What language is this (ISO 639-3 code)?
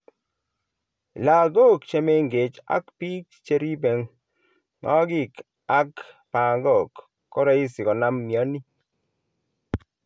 kln